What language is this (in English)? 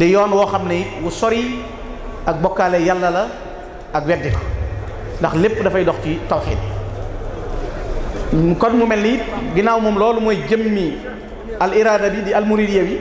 Indonesian